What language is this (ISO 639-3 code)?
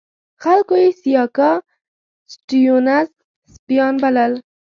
pus